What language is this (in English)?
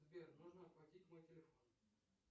Russian